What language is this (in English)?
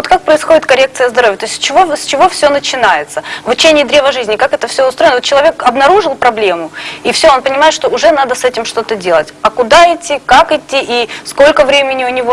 Russian